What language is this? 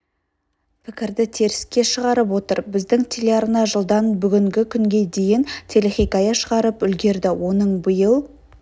Kazakh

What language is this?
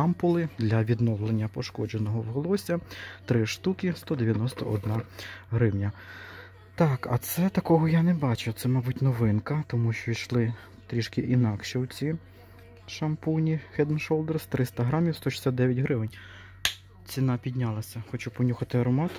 Ukrainian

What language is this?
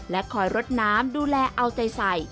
Thai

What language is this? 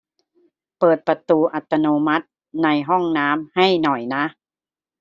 Thai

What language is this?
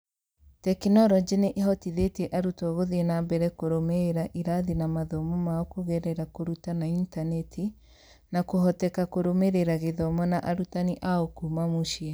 Kikuyu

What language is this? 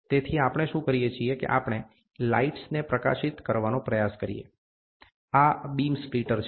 Gujarati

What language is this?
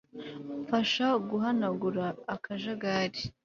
Kinyarwanda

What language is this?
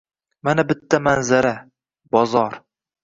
Uzbek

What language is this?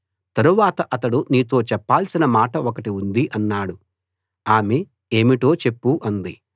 Telugu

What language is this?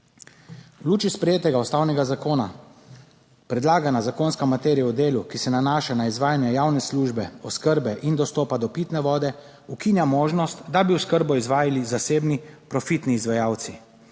Slovenian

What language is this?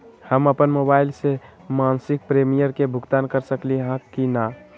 Magahi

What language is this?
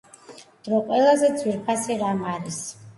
Georgian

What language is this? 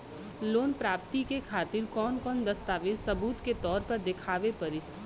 Bhojpuri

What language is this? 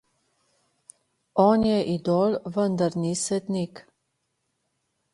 Slovenian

